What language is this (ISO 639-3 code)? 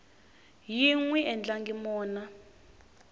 tso